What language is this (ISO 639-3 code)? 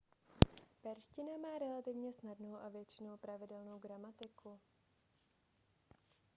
ces